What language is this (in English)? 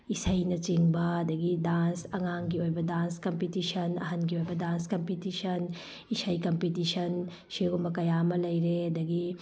Manipuri